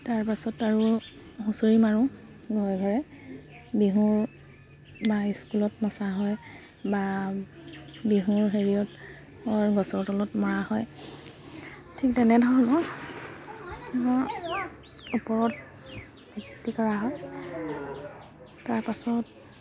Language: Assamese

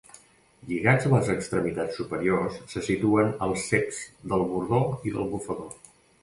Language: Catalan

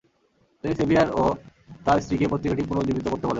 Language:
Bangla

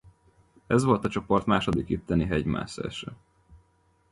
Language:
Hungarian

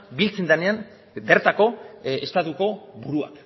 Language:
Basque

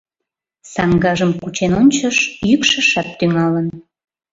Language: Mari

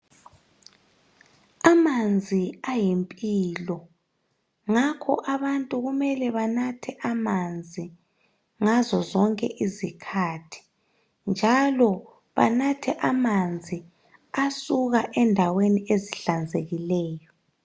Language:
North Ndebele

